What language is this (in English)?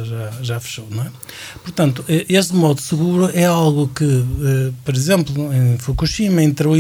Portuguese